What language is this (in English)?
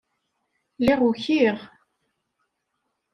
Kabyle